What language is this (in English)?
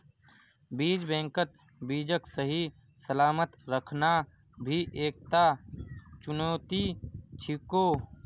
Magahi